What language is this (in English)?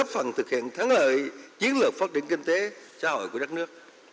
Vietnamese